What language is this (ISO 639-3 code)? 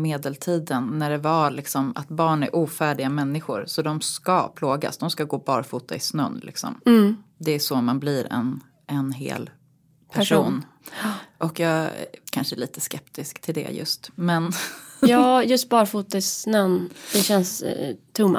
swe